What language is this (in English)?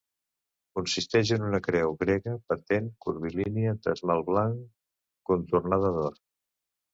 Catalan